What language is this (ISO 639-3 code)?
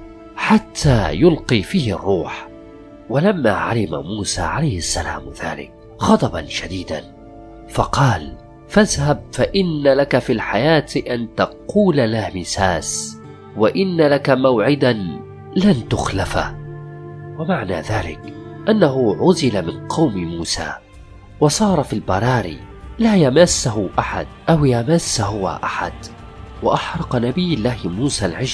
ara